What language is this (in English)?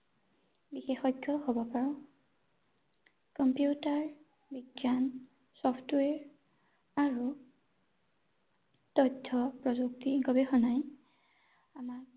Assamese